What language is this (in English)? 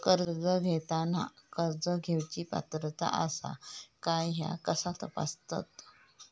Marathi